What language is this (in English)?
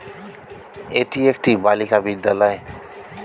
Bangla